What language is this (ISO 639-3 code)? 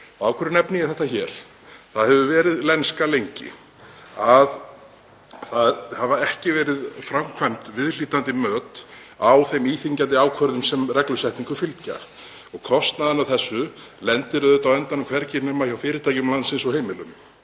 isl